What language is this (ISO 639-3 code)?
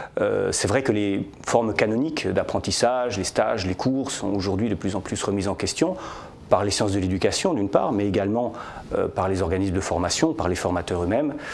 fra